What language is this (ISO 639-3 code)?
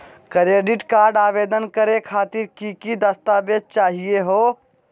mag